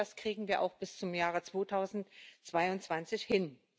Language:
German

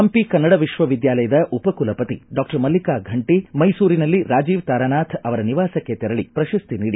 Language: Kannada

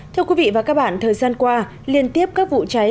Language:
Vietnamese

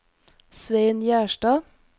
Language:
Norwegian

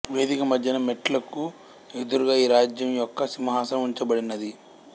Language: Telugu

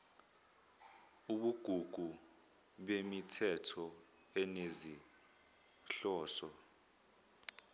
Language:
Zulu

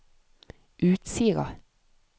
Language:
Norwegian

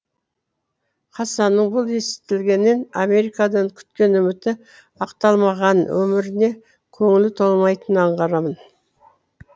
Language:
Kazakh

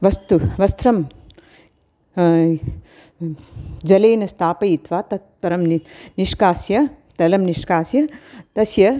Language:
Sanskrit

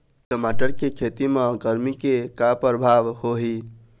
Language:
Chhattisgarhi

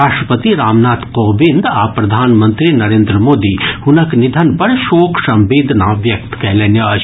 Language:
Maithili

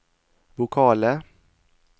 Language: Norwegian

